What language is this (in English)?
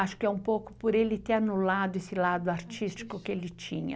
Portuguese